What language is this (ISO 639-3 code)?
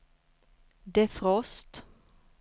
swe